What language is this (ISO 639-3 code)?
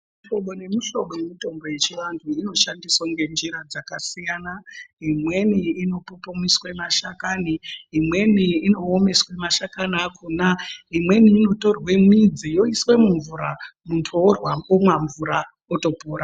ndc